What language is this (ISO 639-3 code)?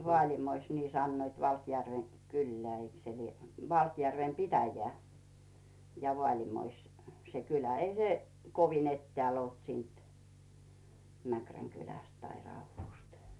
fin